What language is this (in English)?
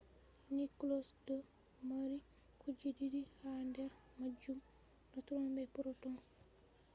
Fula